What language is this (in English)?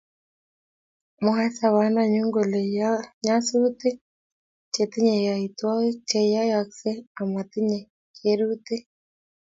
Kalenjin